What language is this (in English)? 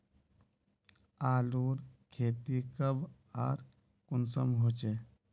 Magahi